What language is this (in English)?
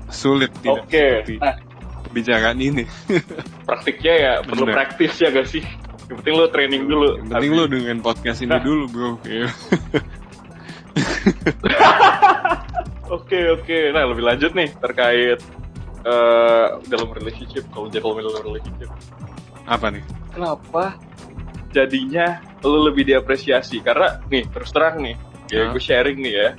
Indonesian